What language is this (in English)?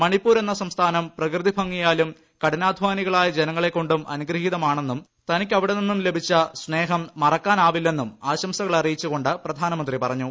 Malayalam